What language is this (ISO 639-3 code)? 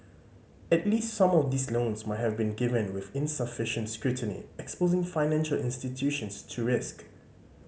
eng